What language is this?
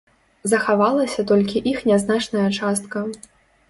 Belarusian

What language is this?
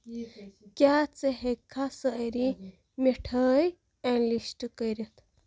Kashmiri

